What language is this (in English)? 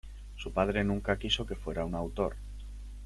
Spanish